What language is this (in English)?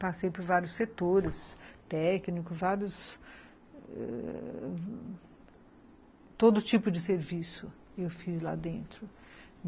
Portuguese